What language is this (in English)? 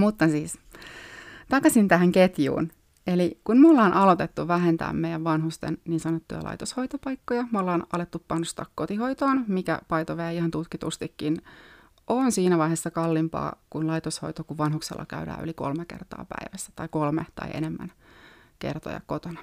Finnish